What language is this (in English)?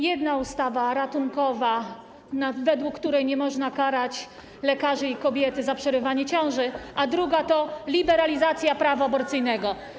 Polish